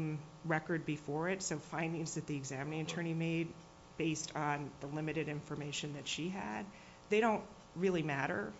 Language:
English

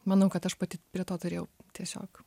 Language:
Lithuanian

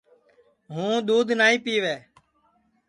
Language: Sansi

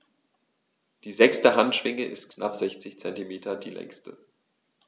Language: German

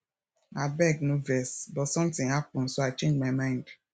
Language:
Nigerian Pidgin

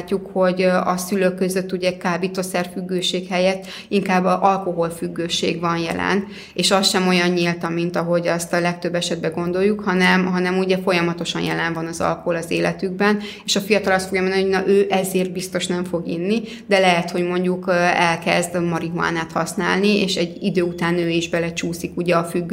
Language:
Hungarian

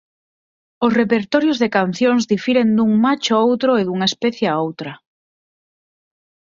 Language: Galician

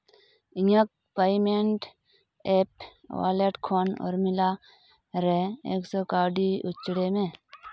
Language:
Santali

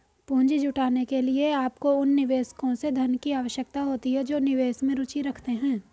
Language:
Hindi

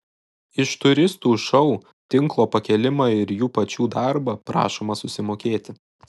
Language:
Lithuanian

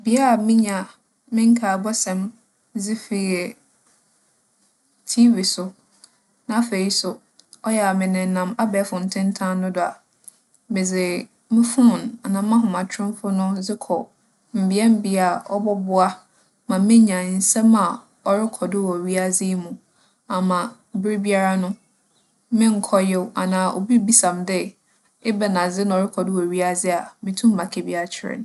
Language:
Akan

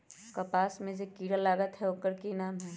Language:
Magahi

